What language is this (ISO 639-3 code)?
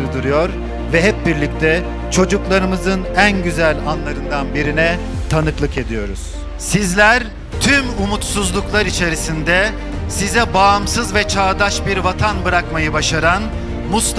tur